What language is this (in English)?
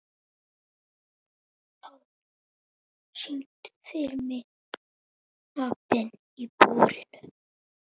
Icelandic